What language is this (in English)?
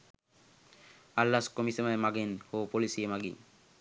Sinhala